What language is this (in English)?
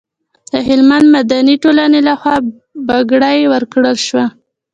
Pashto